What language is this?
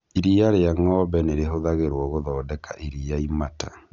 Kikuyu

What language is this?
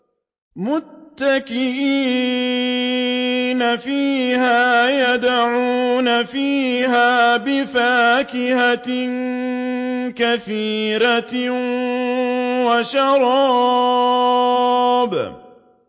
Arabic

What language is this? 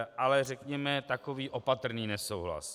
Czech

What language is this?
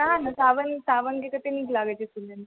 Maithili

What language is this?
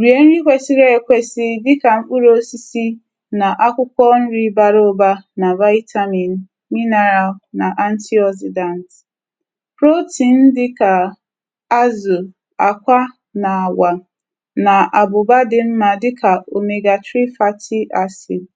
Igbo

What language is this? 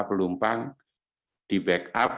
Indonesian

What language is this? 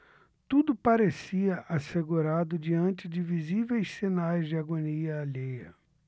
Portuguese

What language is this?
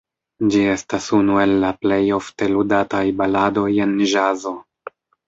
Esperanto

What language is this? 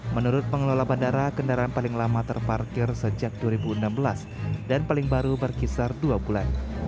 Indonesian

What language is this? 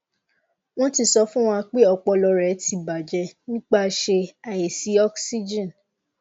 Yoruba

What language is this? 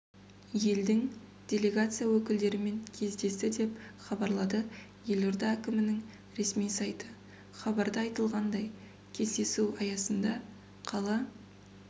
Kazakh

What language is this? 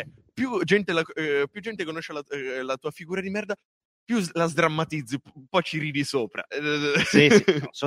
Italian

